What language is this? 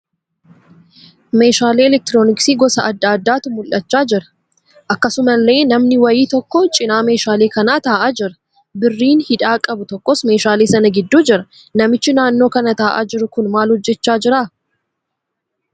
Oromo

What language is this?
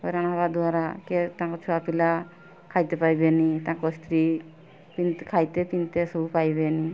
Odia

